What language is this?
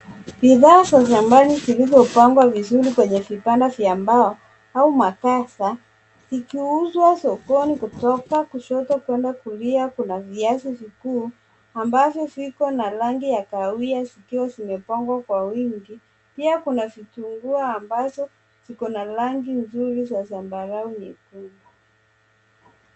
Swahili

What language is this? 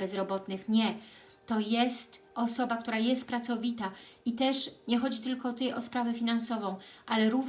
Polish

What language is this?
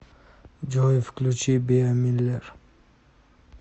Russian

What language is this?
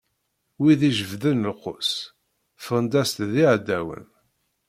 Kabyle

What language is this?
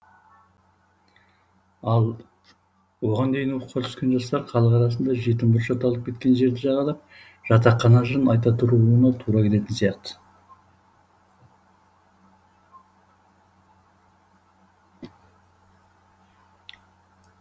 Kazakh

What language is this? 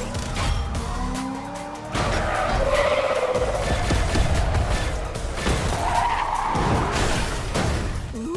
Polish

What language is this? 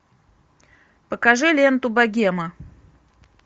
Russian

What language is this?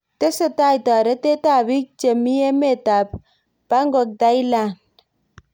Kalenjin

